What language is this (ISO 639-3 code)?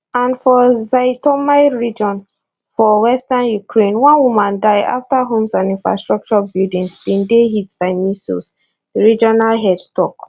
pcm